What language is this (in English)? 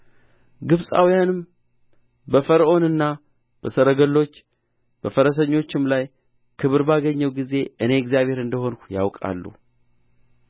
Amharic